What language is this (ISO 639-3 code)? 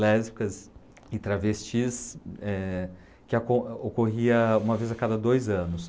por